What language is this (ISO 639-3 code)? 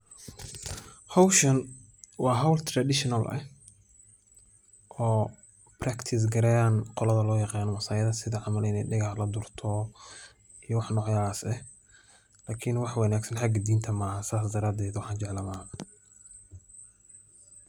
som